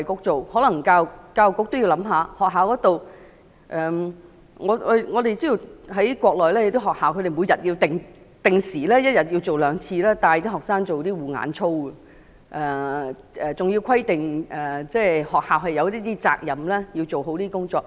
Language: Cantonese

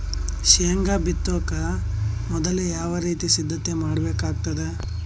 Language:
Kannada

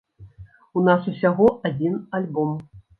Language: Belarusian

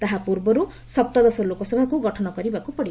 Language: Odia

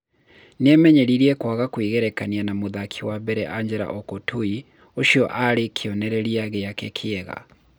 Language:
Kikuyu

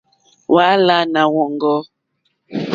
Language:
Mokpwe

